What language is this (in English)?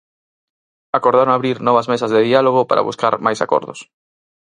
Galician